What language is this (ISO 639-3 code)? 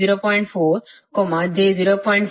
kan